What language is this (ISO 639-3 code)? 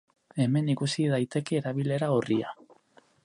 eus